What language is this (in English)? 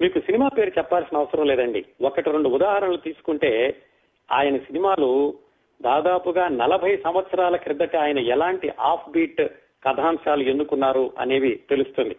Telugu